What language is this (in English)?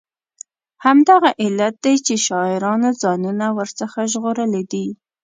Pashto